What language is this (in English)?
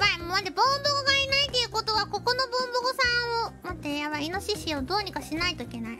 Japanese